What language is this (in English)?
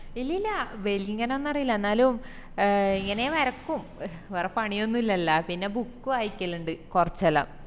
Malayalam